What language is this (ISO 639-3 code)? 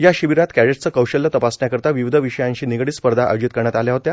mar